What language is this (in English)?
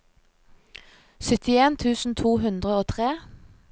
Norwegian